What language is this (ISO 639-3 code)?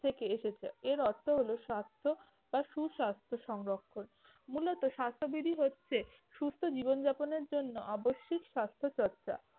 ben